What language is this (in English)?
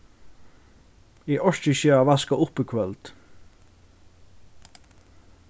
Faroese